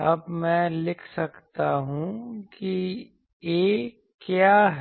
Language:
Hindi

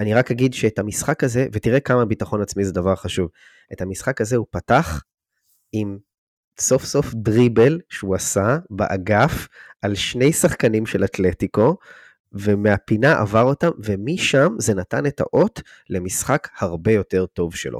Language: Hebrew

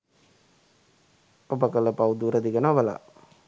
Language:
Sinhala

